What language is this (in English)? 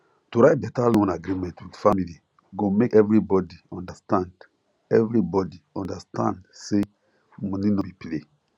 Nigerian Pidgin